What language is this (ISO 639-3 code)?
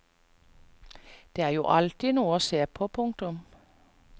nor